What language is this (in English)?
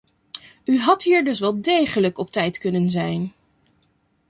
Dutch